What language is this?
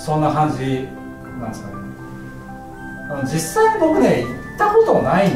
Japanese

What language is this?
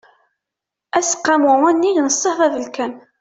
Kabyle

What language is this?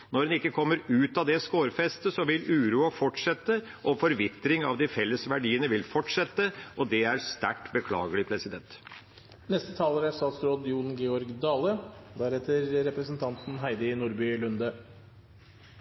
Norwegian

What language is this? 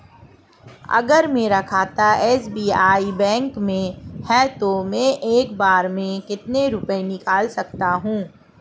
Hindi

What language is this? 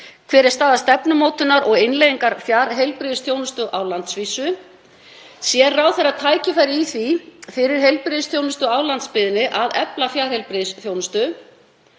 Icelandic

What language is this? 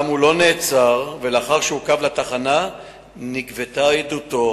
Hebrew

